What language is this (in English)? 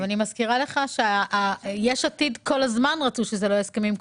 Hebrew